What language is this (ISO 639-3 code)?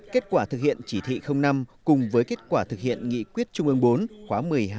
vie